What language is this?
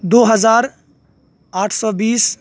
Urdu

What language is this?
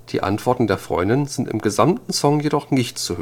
German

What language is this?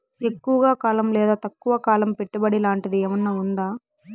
Telugu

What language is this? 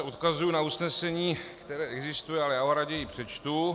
Czech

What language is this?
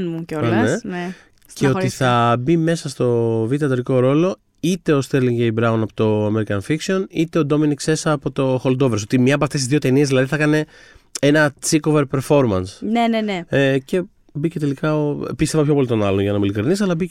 Greek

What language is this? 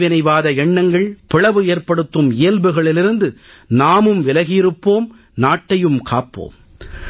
Tamil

